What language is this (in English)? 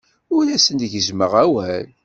Kabyle